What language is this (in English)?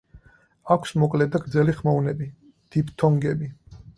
Georgian